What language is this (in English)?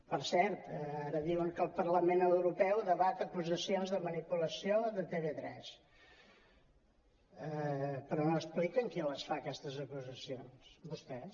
Catalan